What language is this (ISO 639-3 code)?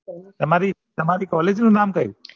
guj